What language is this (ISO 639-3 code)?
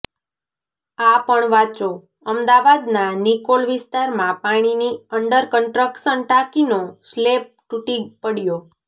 guj